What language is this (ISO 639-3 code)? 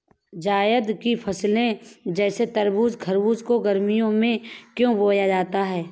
hin